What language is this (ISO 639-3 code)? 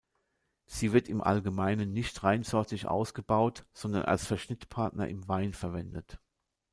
deu